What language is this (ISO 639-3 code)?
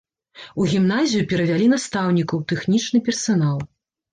bel